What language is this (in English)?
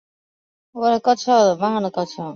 Chinese